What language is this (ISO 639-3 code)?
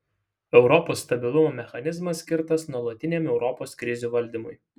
lit